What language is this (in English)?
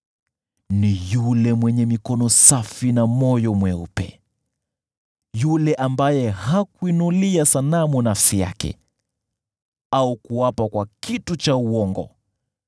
Swahili